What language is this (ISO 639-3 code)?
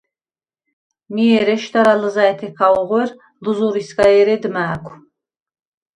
sva